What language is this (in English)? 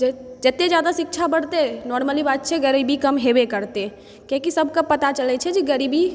Maithili